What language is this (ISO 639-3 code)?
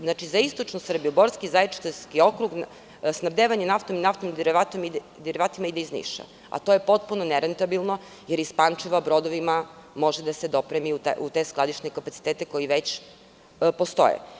srp